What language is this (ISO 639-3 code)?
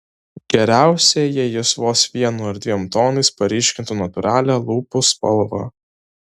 lit